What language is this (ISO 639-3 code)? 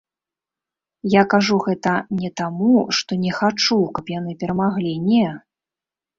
bel